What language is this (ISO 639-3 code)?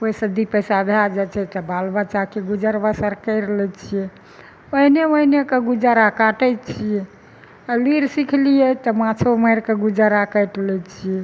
mai